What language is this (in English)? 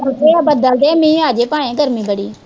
Punjabi